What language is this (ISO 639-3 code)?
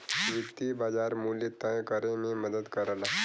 bho